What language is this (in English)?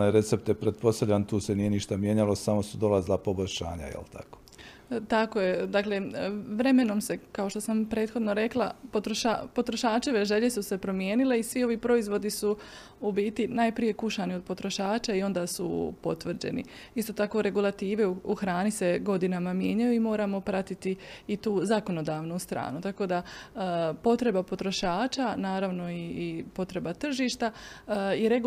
Croatian